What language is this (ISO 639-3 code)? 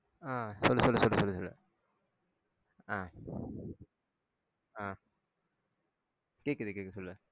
tam